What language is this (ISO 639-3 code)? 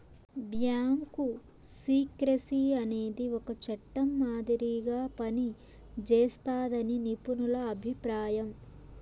tel